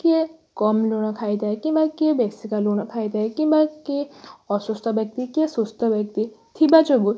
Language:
Odia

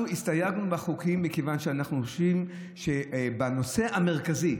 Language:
Hebrew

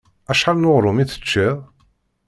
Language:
Kabyle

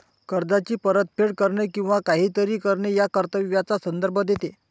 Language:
Marathi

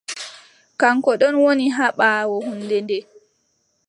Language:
Adamawa Fulfulde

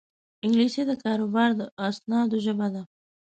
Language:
Pashto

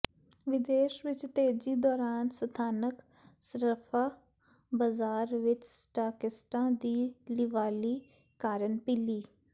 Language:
Punjabi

